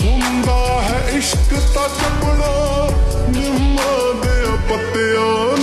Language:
Punjabi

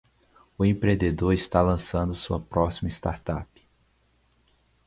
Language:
Portuguese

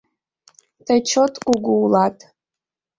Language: Mari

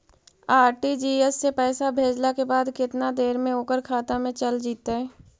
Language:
Magahi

